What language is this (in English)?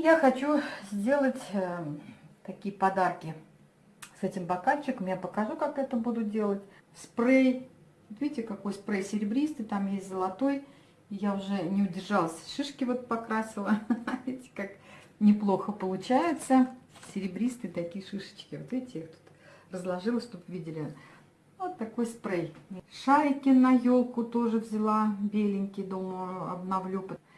Russian